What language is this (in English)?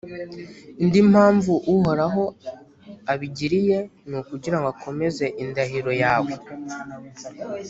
Kinyarwanda